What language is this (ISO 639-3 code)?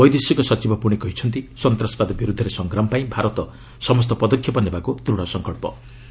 ori